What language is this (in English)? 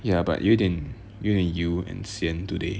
English